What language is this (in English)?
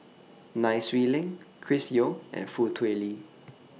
English